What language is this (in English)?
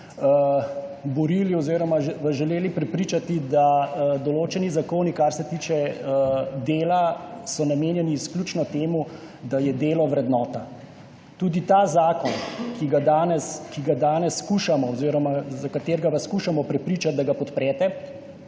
Slovenian